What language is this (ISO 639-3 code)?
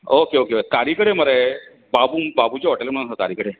kok